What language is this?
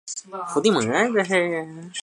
Chinese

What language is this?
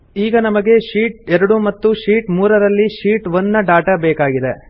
Kannada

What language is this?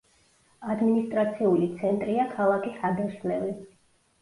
Georgian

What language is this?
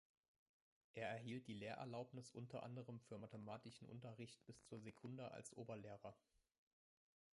German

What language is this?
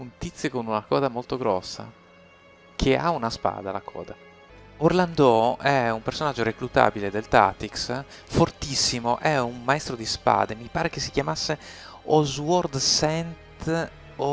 Italian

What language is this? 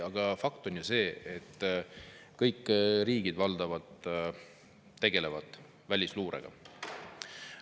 Estonian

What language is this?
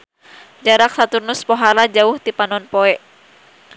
Sundanese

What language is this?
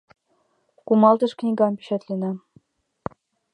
Mari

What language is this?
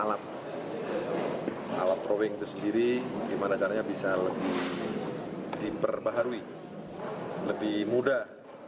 Indonesian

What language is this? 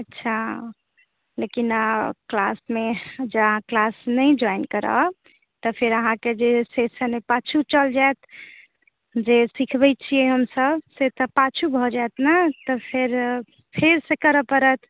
Maithili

